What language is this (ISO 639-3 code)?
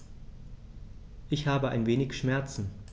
deu